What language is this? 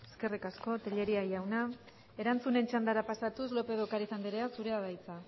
Basque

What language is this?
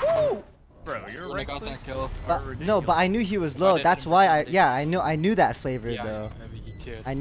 English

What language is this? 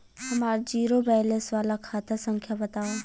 Bhojpuri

